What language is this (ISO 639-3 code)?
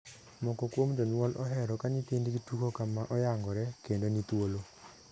luo